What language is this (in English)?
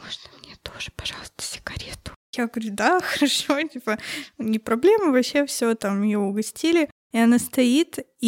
Russian